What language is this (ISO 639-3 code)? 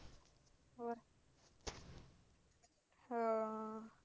pan